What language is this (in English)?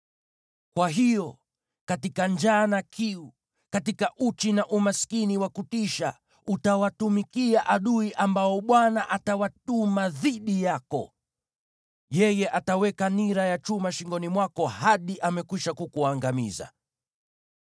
Swahili